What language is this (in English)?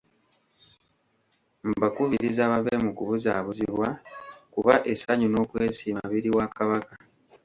Ganda